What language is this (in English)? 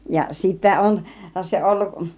Finnish